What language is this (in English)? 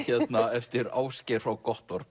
Icelandic